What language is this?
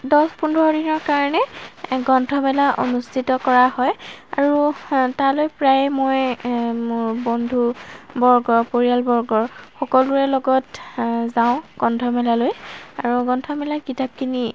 Assamese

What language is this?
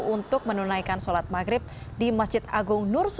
Indonesian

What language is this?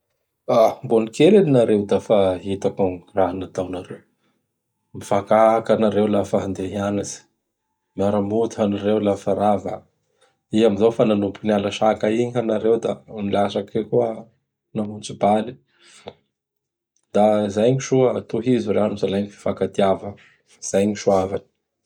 Bara Malagasy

